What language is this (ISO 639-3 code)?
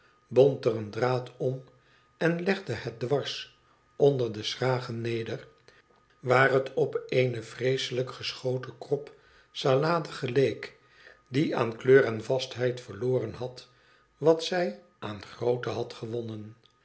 nld